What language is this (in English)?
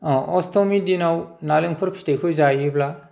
Bodo